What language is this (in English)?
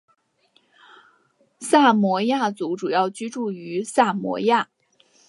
Chinese